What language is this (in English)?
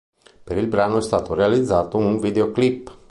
Italian